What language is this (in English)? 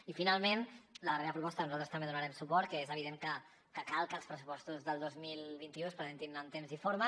Catalan